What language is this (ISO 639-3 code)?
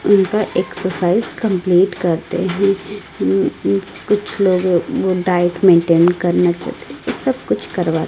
hin